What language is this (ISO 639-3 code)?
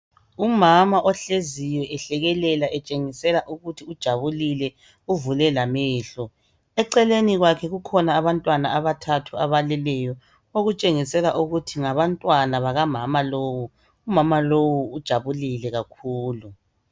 nde